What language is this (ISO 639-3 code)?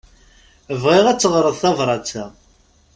kab